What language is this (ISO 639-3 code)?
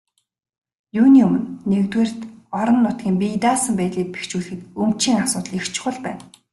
mon